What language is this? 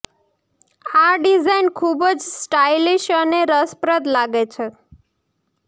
Gujarati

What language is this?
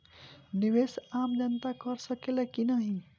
Bhojpuri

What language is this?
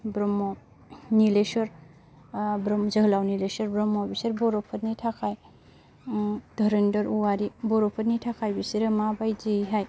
Bodo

